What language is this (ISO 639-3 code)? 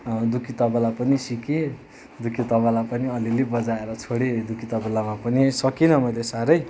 nep